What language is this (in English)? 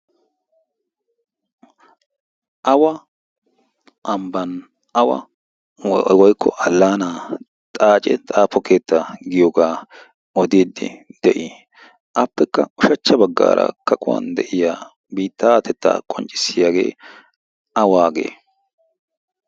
Wolaytta